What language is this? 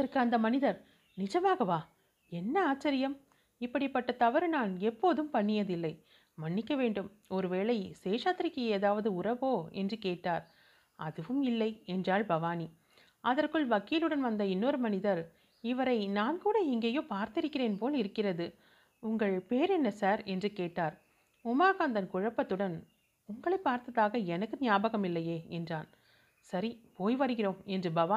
Tamil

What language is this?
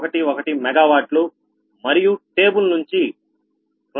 Telugu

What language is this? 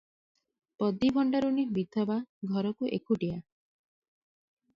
Odia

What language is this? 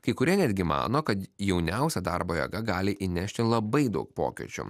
Lithuanian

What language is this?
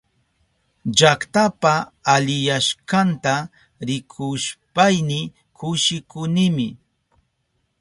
Southern Pastaza Quechua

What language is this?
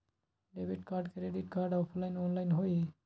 Magahi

